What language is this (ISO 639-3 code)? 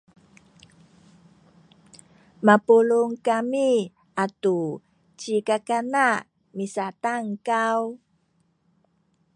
szy